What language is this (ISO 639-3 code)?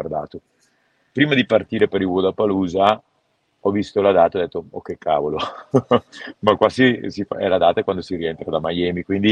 ita